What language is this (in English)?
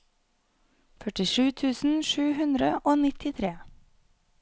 Norwegian